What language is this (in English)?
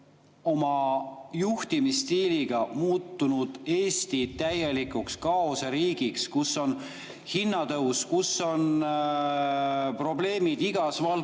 Estonian